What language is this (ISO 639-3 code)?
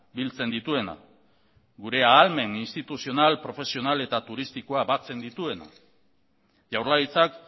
eus